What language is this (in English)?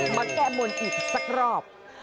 Thai